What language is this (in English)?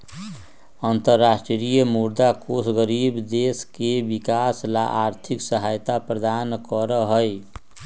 Magahi